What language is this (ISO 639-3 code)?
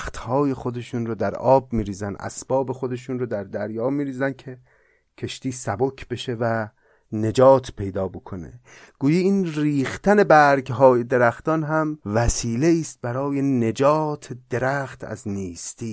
fas